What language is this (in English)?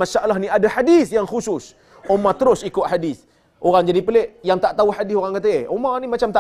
Malay